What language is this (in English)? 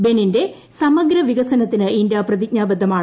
Malayalam